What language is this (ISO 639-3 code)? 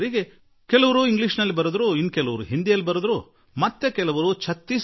kan